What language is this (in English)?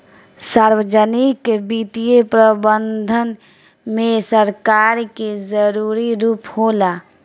Bhojpuri